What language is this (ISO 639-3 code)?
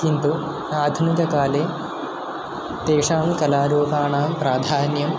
san